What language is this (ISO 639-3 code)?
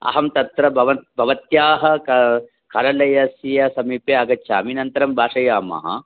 san